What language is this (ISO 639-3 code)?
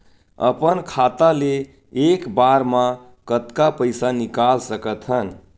hne